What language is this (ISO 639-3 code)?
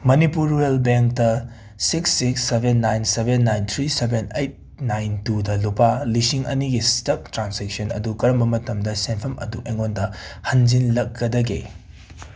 mni